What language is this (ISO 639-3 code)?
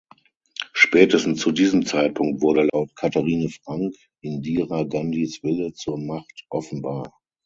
deu